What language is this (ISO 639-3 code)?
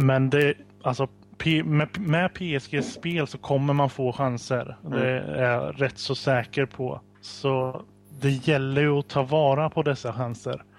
swe